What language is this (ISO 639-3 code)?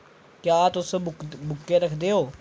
doi